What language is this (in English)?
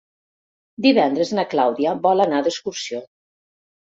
Catalan